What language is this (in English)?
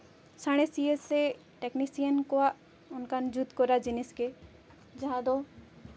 Santali